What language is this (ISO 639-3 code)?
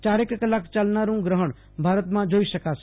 guj